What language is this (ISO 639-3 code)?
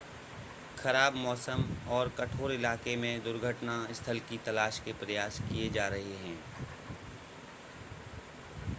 hin